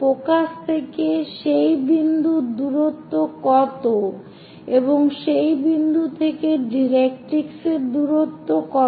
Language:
Bangla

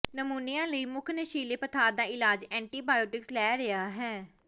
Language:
Punjabi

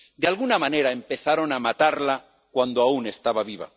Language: Spanish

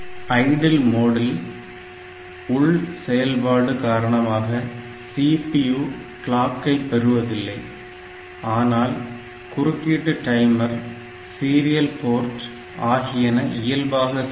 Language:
Tamil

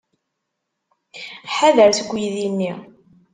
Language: Kabyle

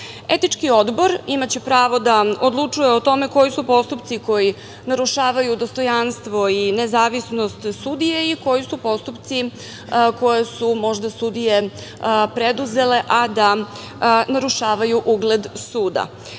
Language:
Serbian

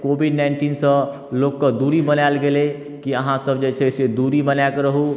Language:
Maithili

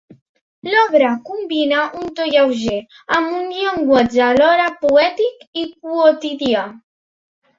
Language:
Catalan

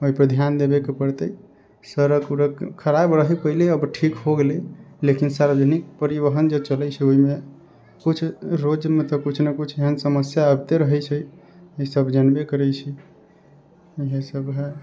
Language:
Maithili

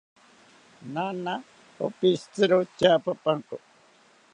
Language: South Ucayali Ashéninka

